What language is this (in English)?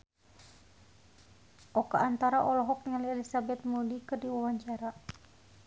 Sundanese